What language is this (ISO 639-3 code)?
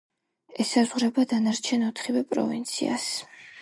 kat